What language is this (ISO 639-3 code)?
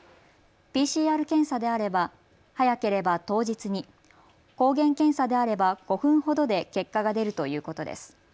jpn